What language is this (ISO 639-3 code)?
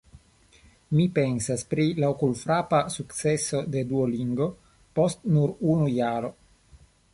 epo